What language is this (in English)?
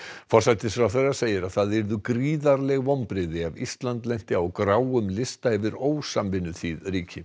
Icelandic